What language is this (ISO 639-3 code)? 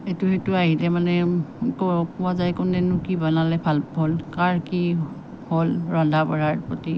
asm